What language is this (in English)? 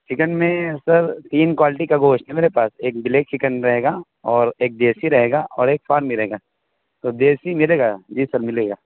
Urdu